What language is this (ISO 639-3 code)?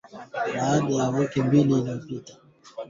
swa